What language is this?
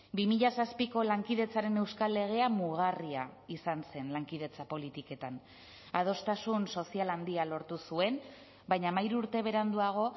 Basque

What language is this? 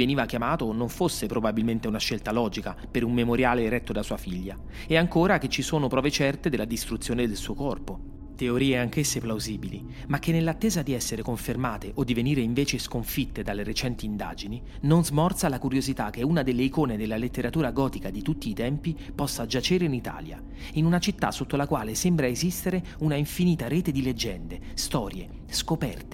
Italian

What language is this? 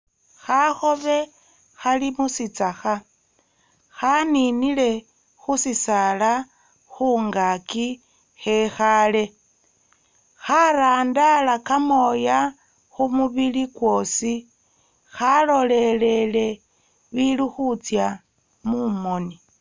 Masaaba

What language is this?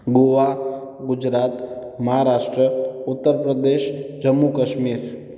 Sindhi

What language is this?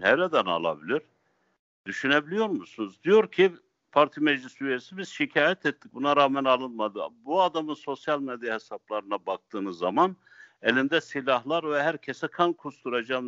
Turkish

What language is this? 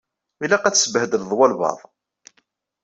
Kabyle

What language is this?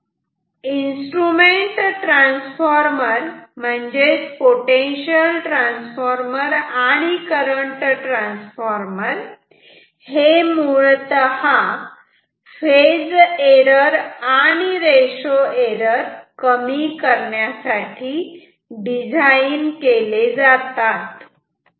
Marathi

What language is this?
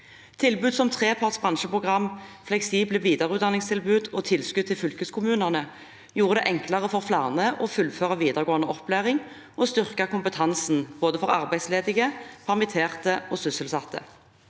Norwegian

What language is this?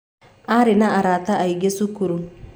Kikuyu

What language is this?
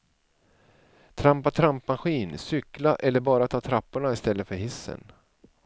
Swedish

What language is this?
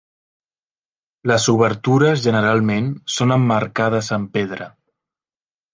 Catalan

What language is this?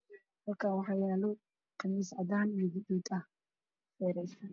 Somali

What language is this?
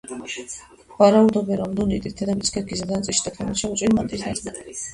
Georgian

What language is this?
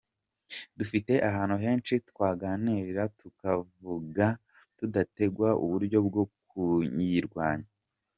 Kinyarwanda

